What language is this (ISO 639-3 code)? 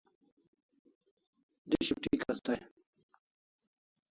kls